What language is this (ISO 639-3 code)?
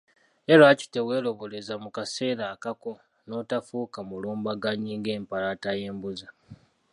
lug